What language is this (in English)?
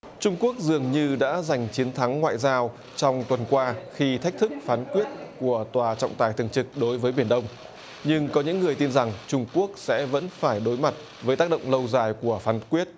Vietnamese